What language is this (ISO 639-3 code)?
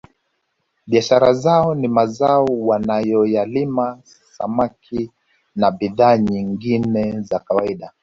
swa